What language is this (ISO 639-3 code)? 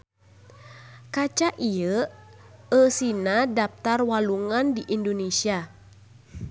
sun